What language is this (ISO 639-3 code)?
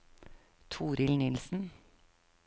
nor